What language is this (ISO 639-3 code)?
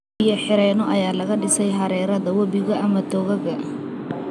som